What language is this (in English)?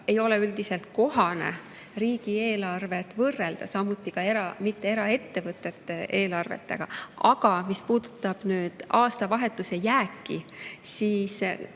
Estonian